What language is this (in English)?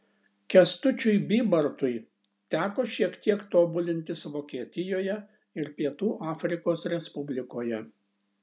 Lithuanian